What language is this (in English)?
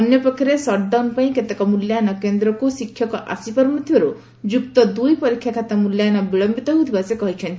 Odia